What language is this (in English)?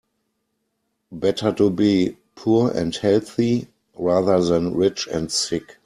English